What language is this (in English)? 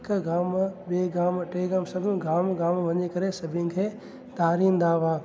Sindhi